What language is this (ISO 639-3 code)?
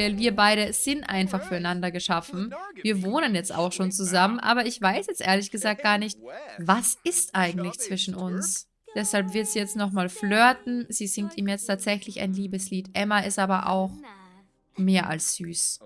deu